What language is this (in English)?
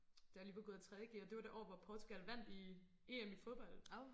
Danish